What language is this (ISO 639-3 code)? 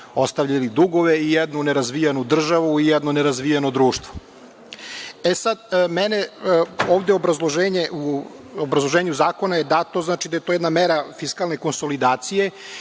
srp